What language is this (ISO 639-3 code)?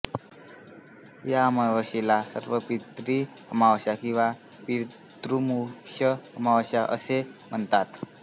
mar